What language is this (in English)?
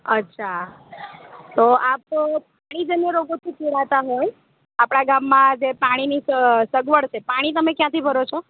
Gujarati